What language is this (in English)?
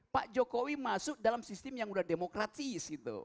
Indonesian